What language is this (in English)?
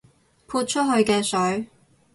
Cantonese